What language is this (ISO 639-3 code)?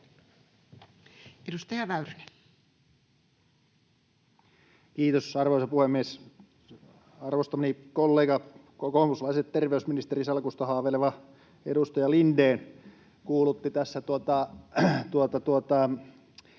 fin